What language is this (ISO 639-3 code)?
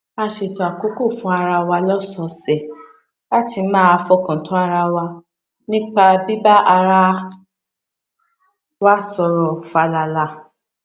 yor